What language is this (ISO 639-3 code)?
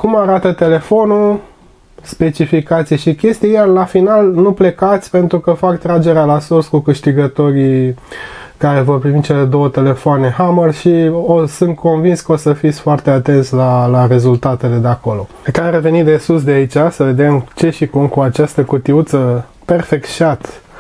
ron